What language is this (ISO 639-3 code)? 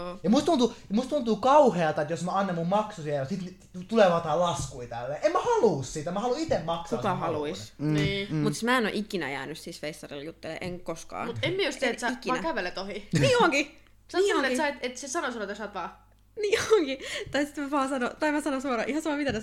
fin